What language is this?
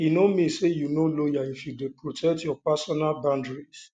Nigerian Pidgin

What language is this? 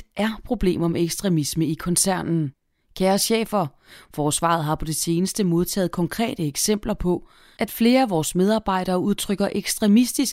Danish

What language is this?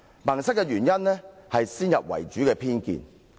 Cantonese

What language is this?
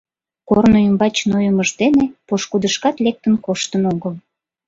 Mari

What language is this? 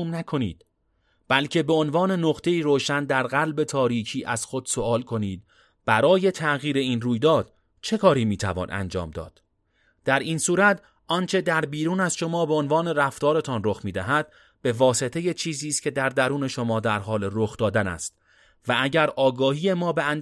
Persian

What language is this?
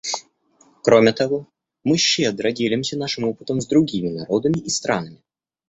Russian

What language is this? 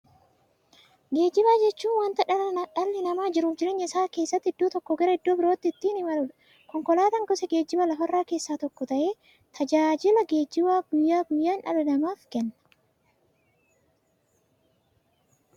Oromo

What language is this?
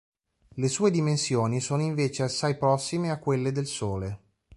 Italian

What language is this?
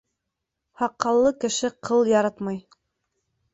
Bashkir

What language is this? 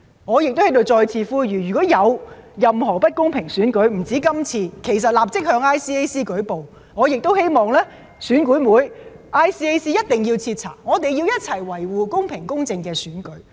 Cantonese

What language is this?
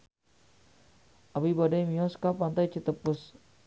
Sundanese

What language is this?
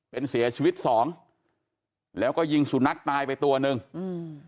Thai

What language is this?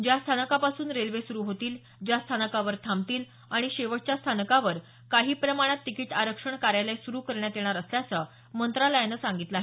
Marathi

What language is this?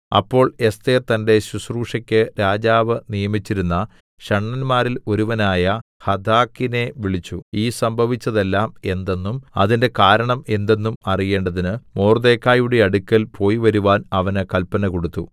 Malayalam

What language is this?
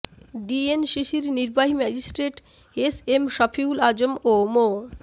Bangla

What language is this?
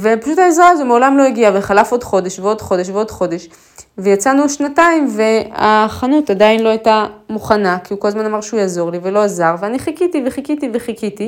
Hebrew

